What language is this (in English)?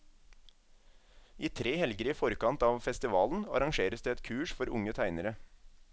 Norwegian